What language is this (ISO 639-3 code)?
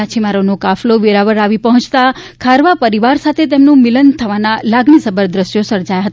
guj